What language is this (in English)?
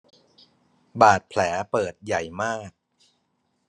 Thai